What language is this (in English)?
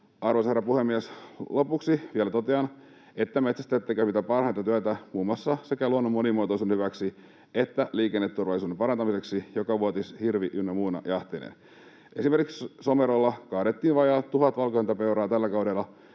Finnish